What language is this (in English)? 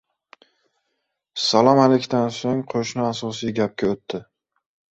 Uzbek